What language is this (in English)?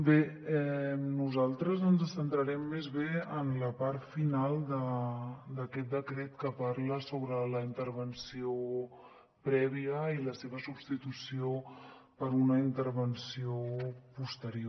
Catalan